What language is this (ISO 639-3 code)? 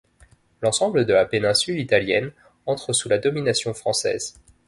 fra